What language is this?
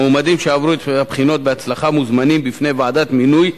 Hebrew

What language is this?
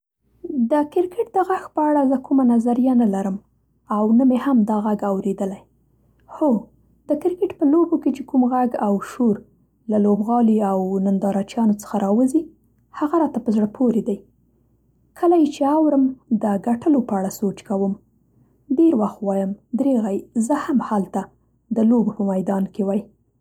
Central Pashto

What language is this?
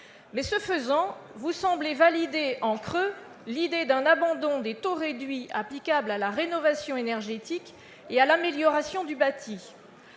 French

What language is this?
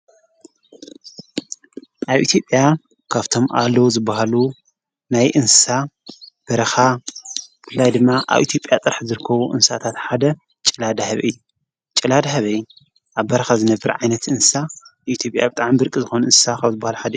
Tigrinya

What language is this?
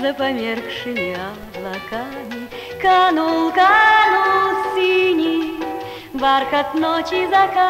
Russian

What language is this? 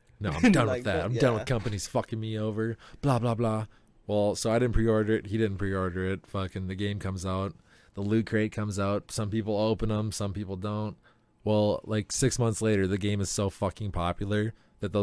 English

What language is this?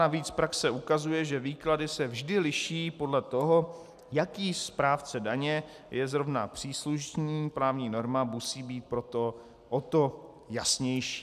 Czech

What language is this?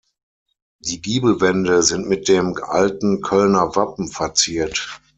German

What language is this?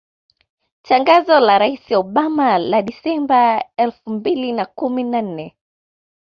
Swahili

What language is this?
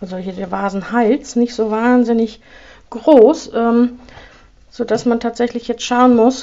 German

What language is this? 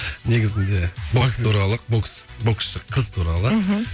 Kazakh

